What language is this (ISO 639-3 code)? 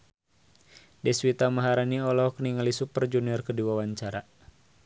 sun